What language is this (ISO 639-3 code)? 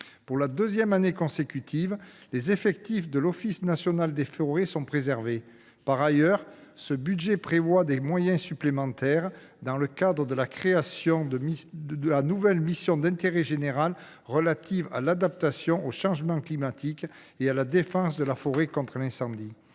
fra